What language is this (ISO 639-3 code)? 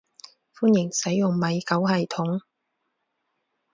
yue